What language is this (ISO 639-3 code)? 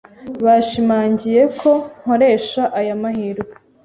kin